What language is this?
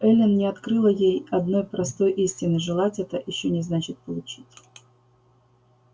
Russian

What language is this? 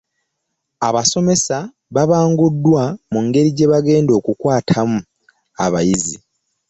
Ganda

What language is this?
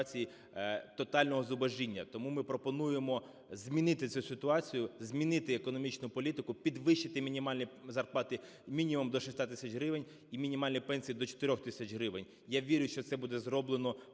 Ukrainian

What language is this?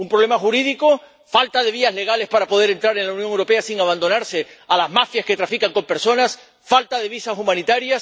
Spanish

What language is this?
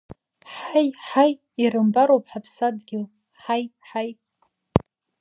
Abkhazian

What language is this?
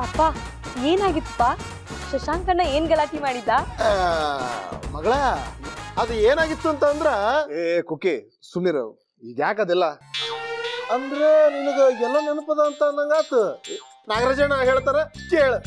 Kannada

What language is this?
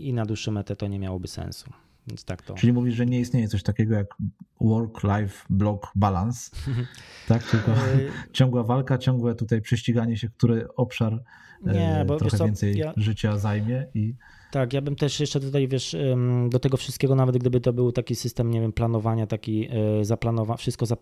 Polish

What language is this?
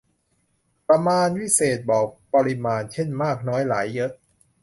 Thai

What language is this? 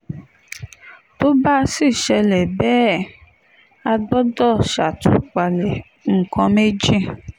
Yoruba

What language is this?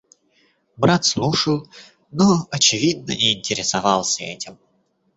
Russian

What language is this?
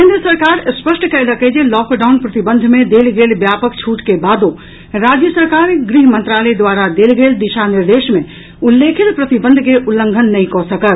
Maithili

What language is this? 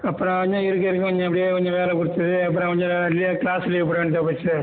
Tamil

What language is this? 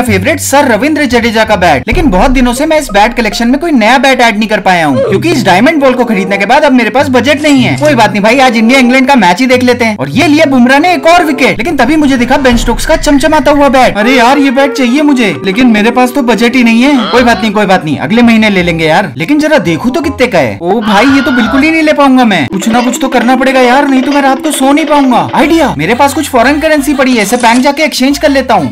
Hindi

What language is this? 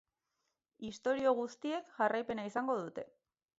Basque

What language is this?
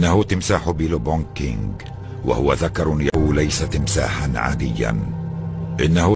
Arabic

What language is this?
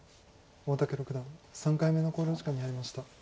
Japanese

